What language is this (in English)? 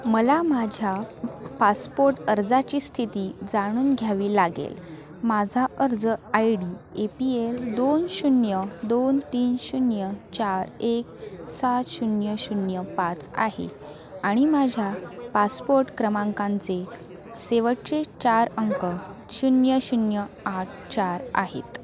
Marathi